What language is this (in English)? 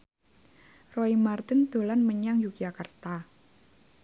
Javanese